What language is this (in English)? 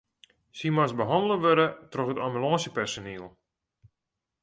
Western Frisian